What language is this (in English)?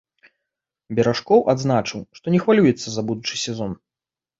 Belarusian